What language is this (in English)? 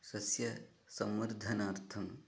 Sanskrit